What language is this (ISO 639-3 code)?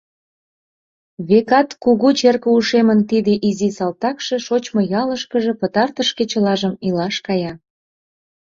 chm